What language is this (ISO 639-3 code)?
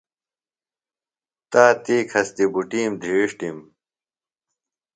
phl